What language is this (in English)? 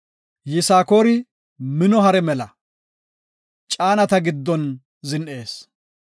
Gofa